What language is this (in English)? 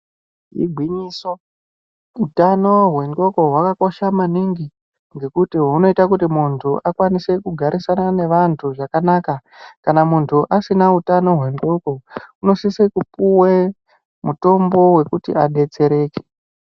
Ndau